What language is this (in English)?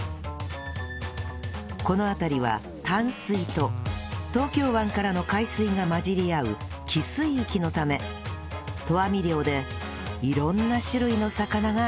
Japanese